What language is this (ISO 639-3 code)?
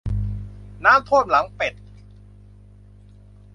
tha